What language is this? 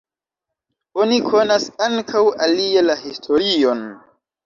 Esperanto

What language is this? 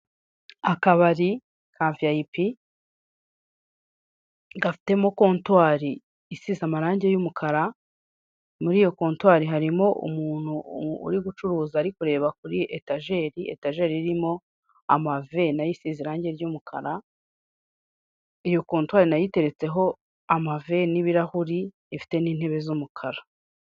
Kinyarwanda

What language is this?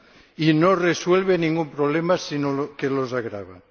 Spanish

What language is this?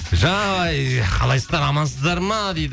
Kazakh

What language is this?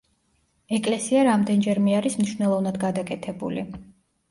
Georgian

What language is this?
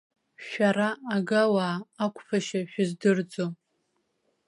Abkhazian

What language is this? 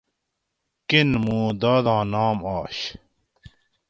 Gawri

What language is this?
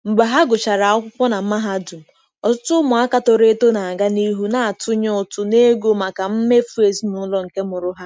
Igbo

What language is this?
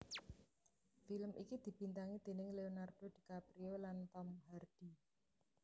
Javanese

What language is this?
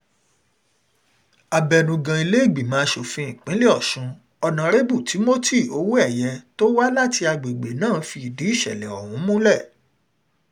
Yoruba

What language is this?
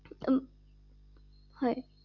Assamese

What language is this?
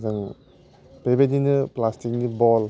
Bodo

